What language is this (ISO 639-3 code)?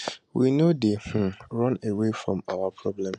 pcm